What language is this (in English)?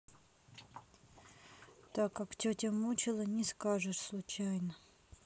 Russian